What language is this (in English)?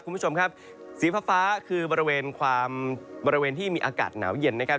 Thai